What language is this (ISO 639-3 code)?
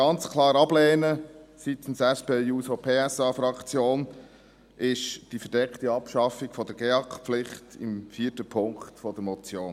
gsw